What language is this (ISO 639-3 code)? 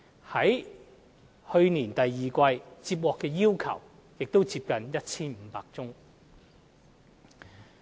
yue